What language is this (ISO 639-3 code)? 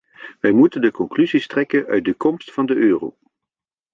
nld